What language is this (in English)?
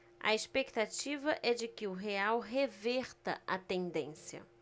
Portuguese